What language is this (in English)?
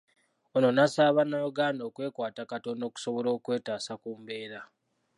Ganda